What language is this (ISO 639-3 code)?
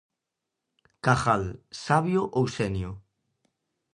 glg